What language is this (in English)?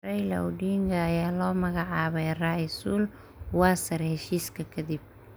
Somali